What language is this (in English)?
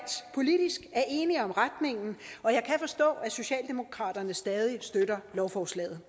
Danish